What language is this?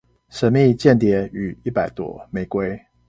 Chinese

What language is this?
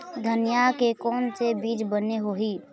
Chhattisgarhi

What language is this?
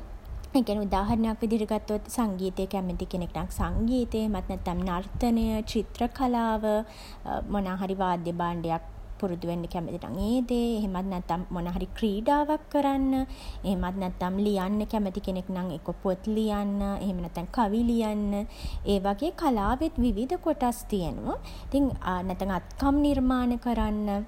Sinhala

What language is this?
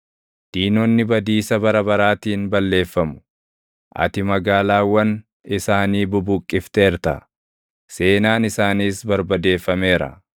Oromo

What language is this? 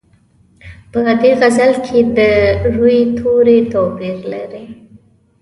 Pashto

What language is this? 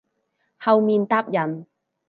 Cantonese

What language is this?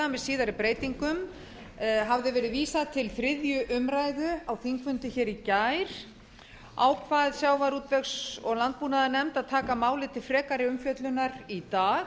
Icelandic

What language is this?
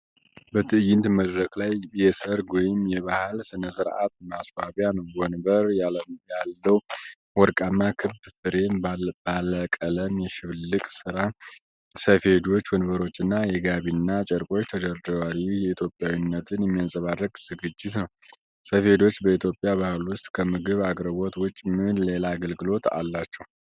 Amharic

